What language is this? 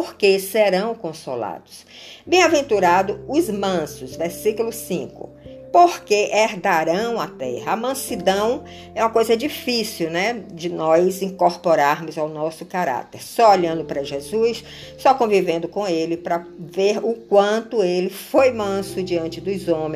Portuguese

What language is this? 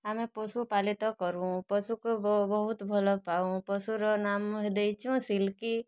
Odia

